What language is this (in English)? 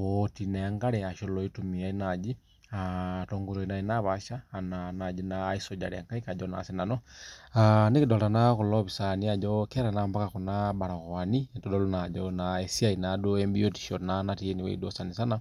Masai